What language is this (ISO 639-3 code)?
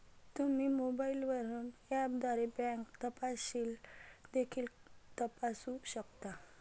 mar